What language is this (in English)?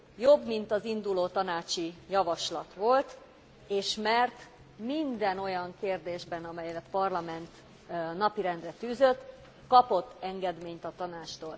Hungarian